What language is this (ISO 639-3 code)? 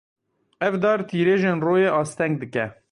kur